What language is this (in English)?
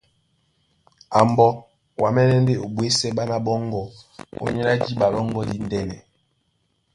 Duala